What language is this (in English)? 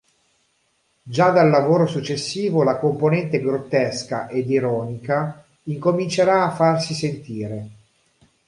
Italian